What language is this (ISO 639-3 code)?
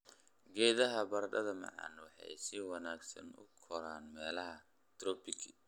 som